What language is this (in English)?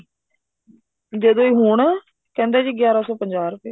Punjabi